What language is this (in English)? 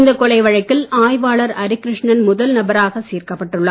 Tamil